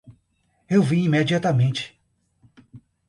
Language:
Portuguese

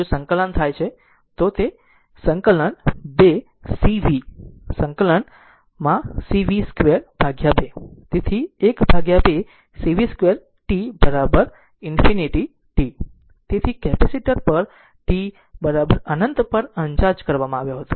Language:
Gujarati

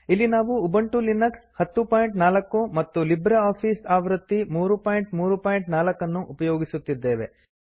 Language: Kannada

